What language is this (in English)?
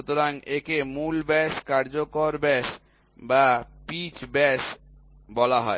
Bangla